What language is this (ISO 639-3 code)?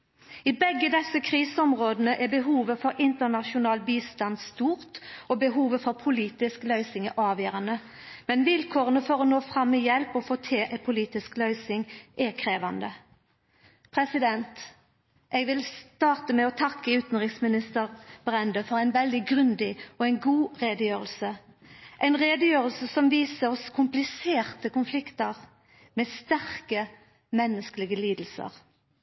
nno